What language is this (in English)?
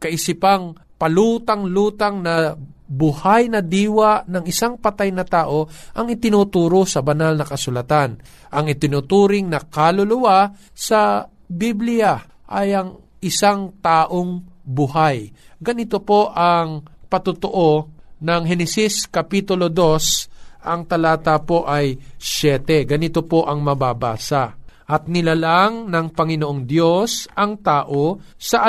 Filipino